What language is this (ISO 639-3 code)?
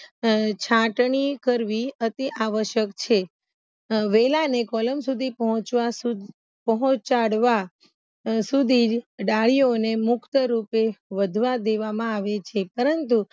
guj